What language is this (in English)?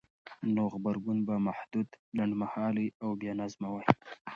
Pashto